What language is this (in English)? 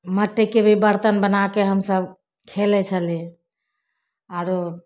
Maithili